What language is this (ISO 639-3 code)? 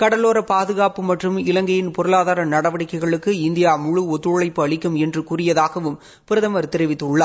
tam